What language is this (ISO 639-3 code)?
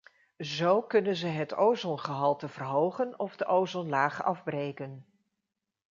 nld